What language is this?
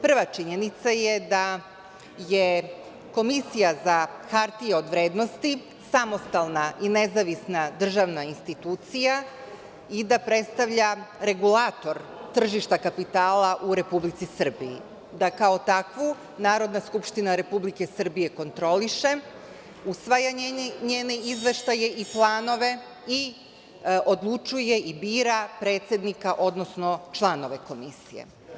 Serbian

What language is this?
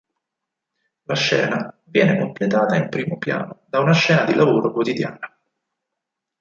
Italian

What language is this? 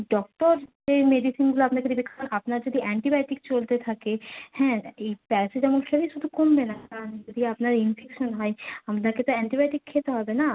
Bangla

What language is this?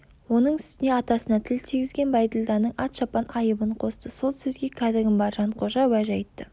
Kazakh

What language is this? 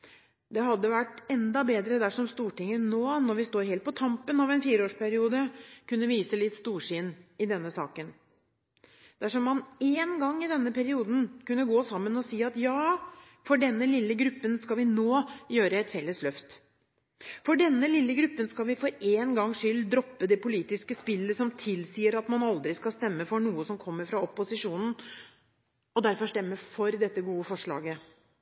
Norwegian Bokmål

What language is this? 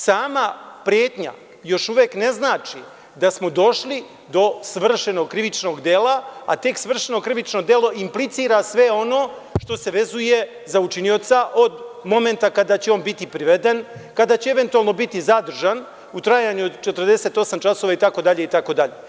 Serbian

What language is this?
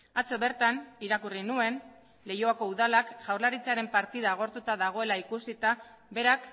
Basque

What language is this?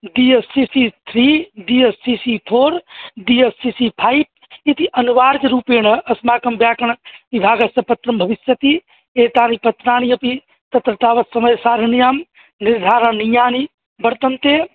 Sanskrit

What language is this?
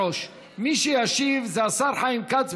Hebrew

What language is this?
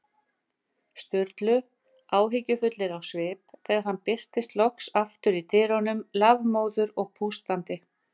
Icelandic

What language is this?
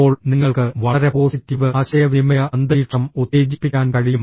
Malayalam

